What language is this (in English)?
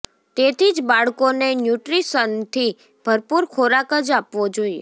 Gujarati